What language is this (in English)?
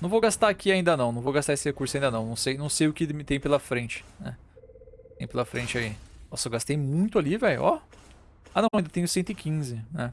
Portuguese